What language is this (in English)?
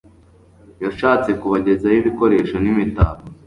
Kinyarwanda